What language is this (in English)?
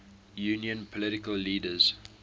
English